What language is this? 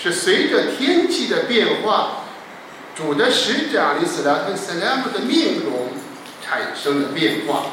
Chinese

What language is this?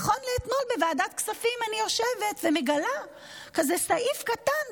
Hebrew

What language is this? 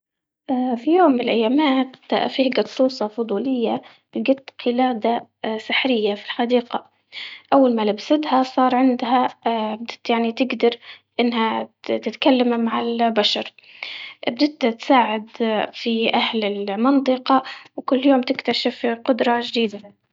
Libyan Arabic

